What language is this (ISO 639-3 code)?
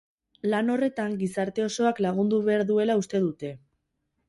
eus